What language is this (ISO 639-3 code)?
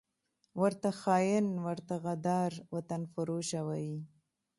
pus